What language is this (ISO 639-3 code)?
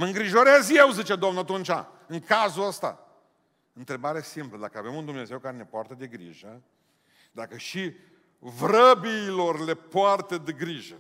ron